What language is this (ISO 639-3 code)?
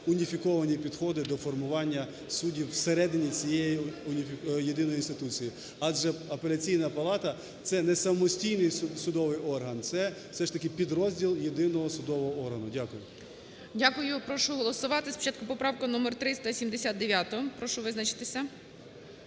ukr